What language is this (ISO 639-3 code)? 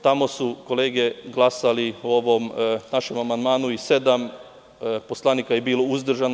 srp